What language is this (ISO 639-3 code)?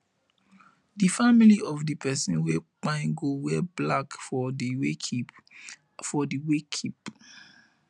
pcm